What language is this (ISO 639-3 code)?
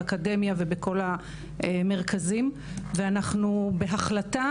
heb